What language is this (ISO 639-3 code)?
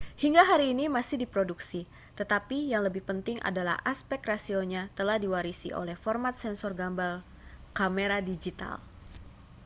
ind